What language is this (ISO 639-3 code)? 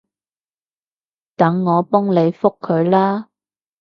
yue